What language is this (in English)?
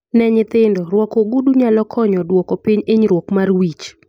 Luo (Kenya and Tanzania)